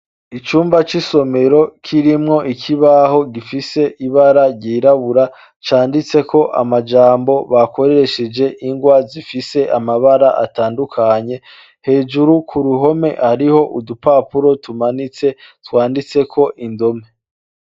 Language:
Rundi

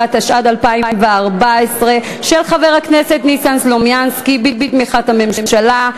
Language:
Hebrew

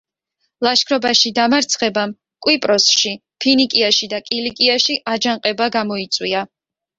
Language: Georgian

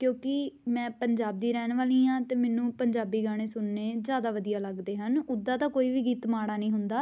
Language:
Punjabi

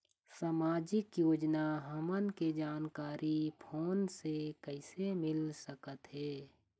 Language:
Chhattisgarhi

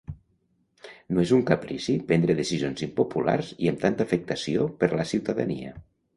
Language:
Catalan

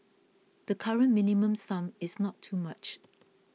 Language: English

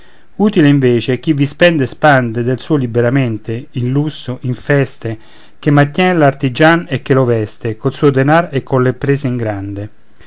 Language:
Italian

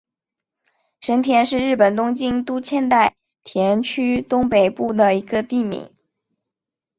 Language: Chinese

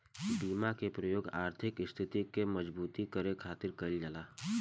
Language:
Bhojpuri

